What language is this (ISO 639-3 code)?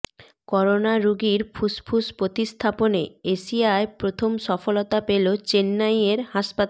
ben